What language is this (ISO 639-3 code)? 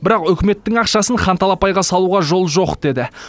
kaz